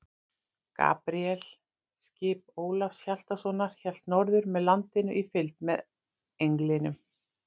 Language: Icelandic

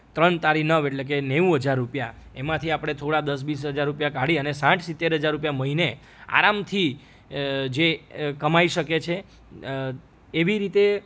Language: Gujarati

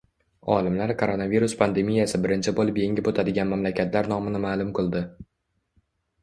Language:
Uzbek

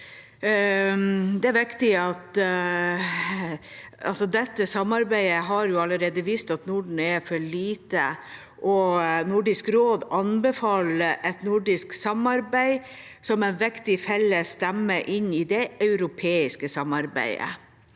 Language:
Norwegian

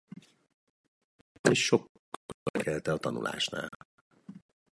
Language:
Hungarian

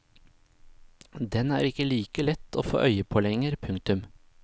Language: Norwegian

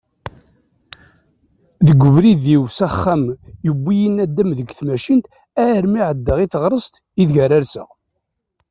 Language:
Kabyle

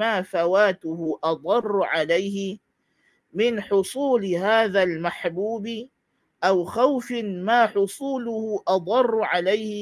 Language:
Malay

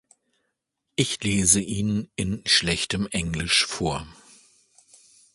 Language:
German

